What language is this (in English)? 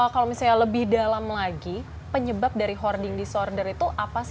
Indonesian